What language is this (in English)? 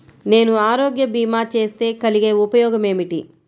Telugu